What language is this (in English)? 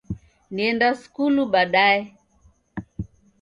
Taita